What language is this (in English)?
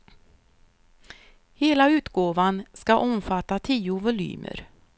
Swedish